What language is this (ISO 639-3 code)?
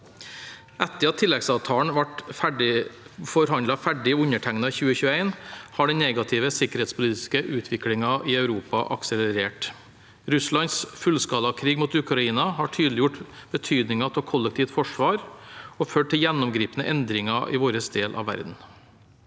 nor